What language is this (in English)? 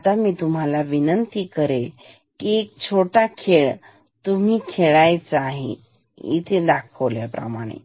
Marathi